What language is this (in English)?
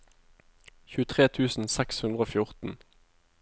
Norwegian